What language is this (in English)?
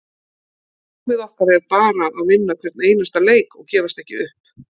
Icelandic